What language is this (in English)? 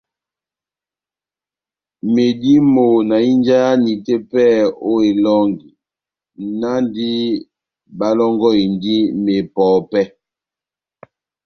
Batanga